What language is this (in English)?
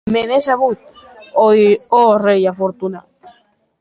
Occitan